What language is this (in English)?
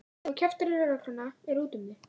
Icelandic